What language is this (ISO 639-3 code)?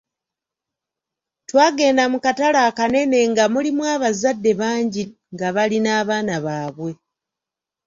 lug